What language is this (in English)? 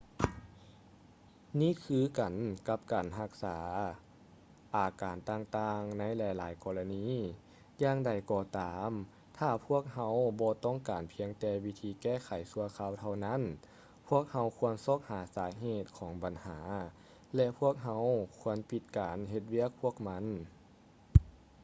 Lao